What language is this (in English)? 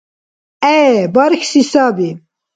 Dargwa